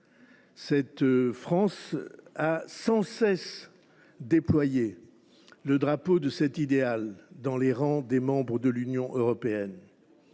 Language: French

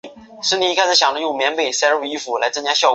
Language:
Chinese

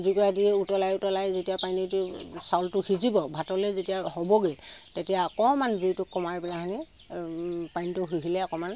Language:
Assamese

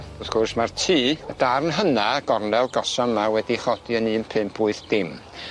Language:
Welsh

